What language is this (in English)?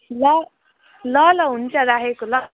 Nepali